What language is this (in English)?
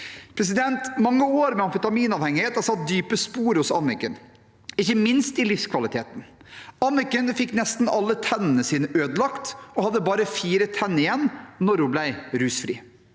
Norwegian